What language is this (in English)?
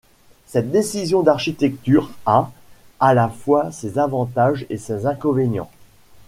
French